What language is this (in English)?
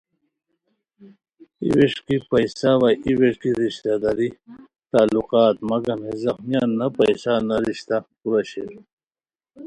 Khowar